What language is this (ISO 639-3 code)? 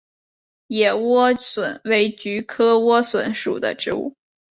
zho